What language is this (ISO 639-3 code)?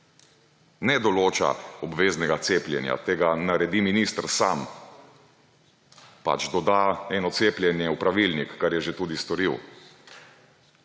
slv